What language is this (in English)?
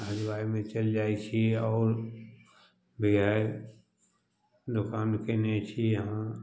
Maithili